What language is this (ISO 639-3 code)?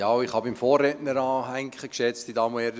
gsw